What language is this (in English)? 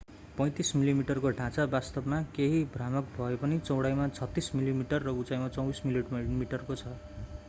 Nepali